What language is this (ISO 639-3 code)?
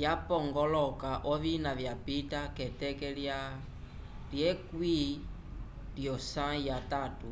umb